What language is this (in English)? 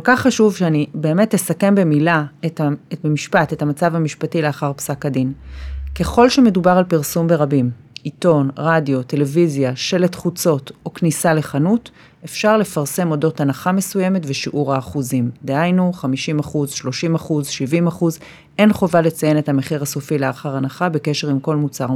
Hebrew